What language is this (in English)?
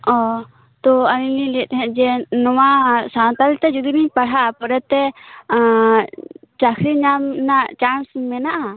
Santali